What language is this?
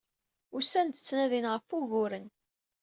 Kabyle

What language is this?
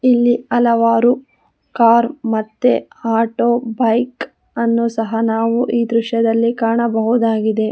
Kannada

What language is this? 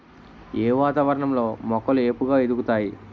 Telugu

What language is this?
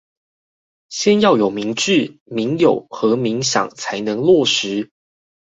Chinese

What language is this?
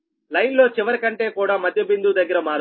Telugu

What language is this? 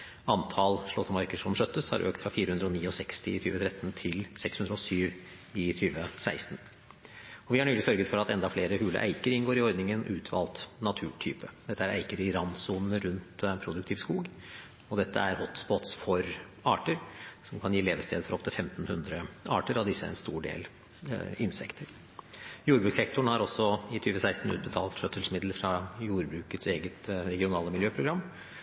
Norwegian Bokmål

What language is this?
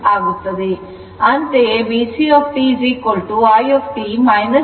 Kannada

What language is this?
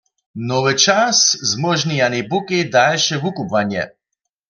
Upper Sorbian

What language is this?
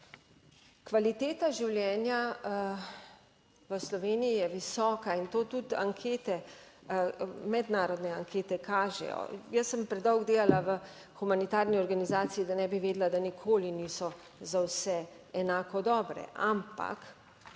Slovenian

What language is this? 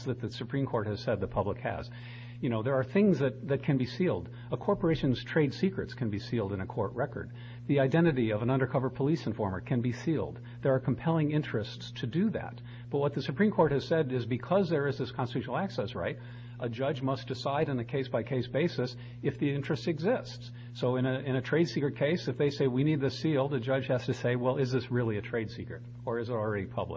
English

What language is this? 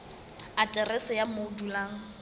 Southern Sotho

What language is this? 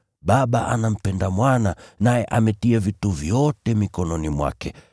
Swahili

